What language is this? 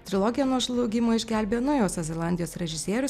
Lithuanian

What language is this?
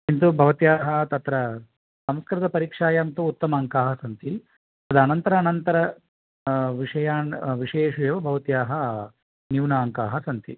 Sanskrit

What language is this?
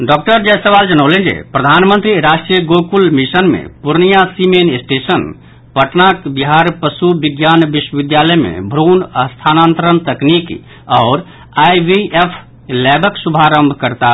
Maithili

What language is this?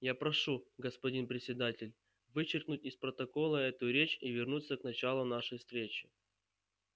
Russian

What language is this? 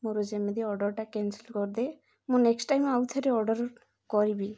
Odia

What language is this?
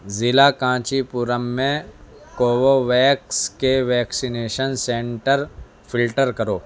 Urdu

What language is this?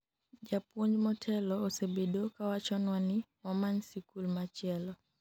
Luo (Kenya and Tanzania)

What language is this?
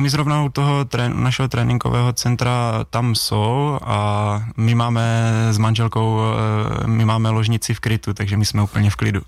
Czech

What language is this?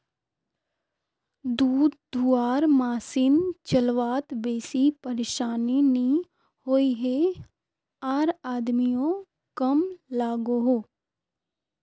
Magahi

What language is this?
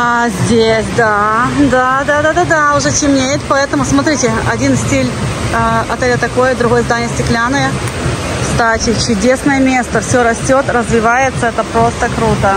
Russian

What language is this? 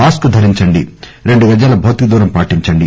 Telugu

